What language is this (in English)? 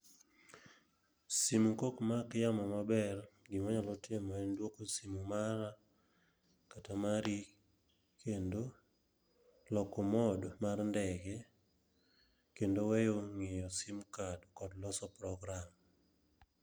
Luo (Kenya and Tanzania)